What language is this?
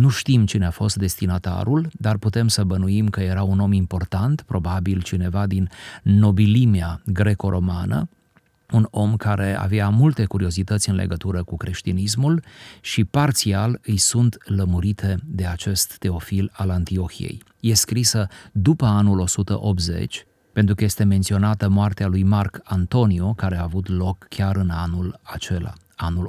Romanian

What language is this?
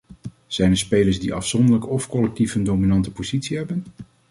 Dutch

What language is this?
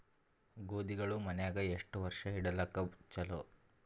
Kannada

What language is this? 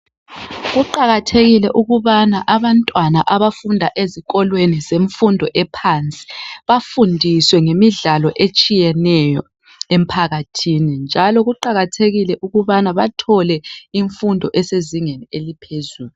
North Ndebele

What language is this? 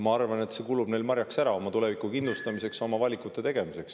Estonian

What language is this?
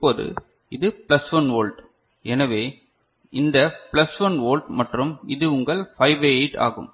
Tamil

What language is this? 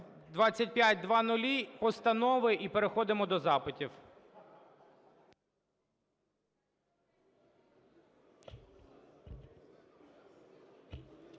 Ukrainian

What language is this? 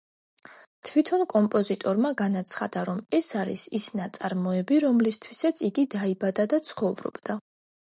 Georgian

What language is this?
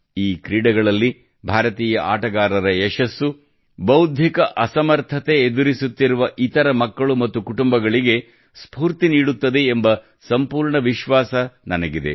Kannada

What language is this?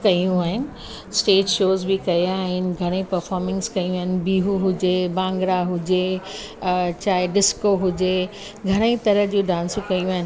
Sindhi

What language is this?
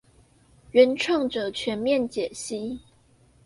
Chinese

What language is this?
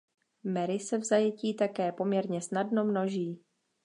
Czech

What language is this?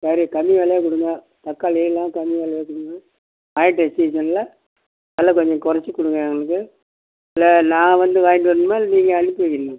Tamil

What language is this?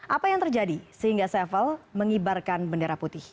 Indonesian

